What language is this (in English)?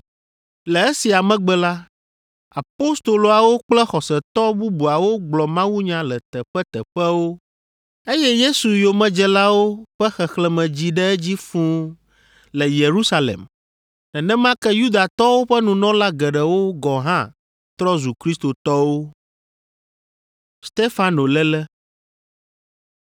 Ewe